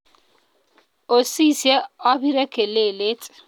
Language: Kalenjin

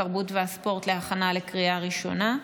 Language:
Hebrew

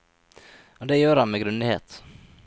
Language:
Norwegian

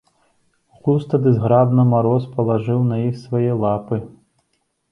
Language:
Belarusian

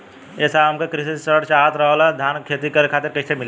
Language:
Bhojpuri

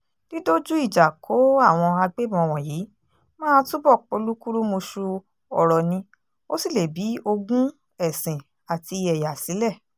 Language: Yoruba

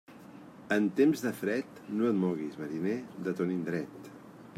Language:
Catalan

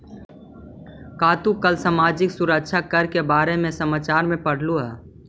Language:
Magahi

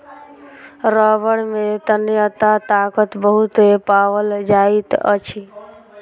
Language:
Maithili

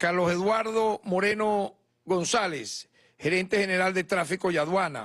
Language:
Spanish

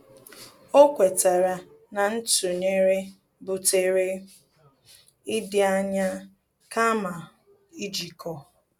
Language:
Igbo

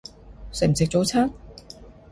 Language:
Cantonese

